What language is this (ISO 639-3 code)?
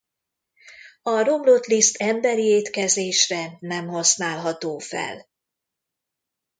hun